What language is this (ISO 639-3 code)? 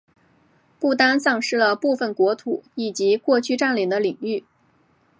zho